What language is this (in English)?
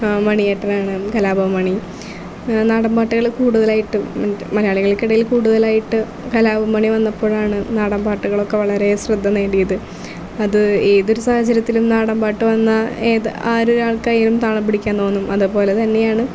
Malayalam